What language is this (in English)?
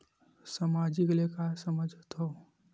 Chhattisgarhi